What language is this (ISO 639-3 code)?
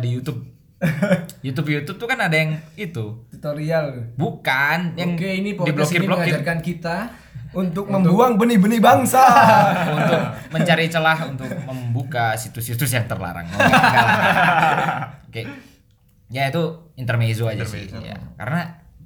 ind